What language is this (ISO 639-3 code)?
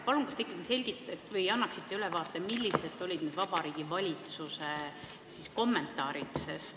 est